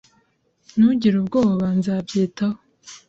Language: Kinyarwanda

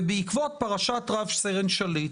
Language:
Hebrew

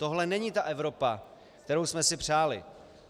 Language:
Czech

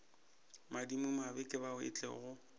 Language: Northern Sotho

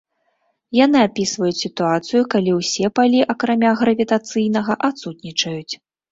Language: Belarusian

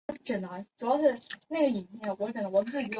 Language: Chinese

